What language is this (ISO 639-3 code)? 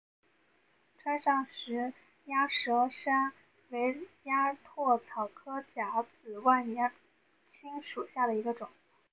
zho